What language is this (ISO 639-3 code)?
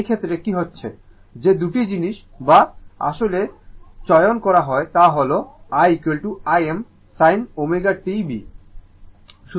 ben